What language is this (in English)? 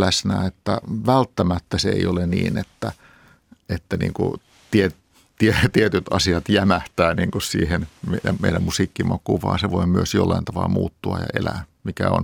Finnish